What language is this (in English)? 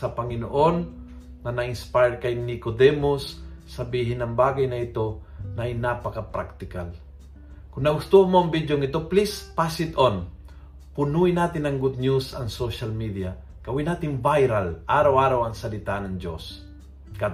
Filipino